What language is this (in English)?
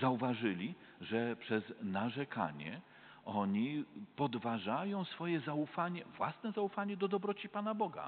Polish